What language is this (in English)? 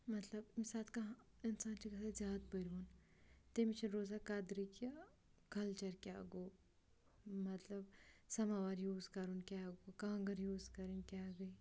Kashmiri